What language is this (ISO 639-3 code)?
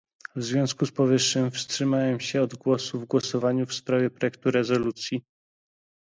pol